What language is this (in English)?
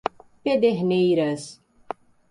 Portuguese